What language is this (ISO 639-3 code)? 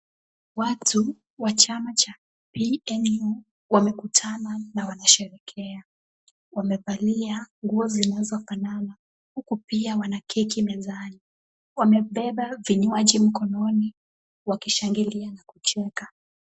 swa